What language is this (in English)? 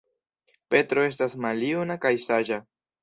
Esperanto